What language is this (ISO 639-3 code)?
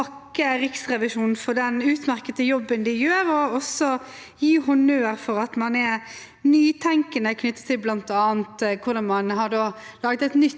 nor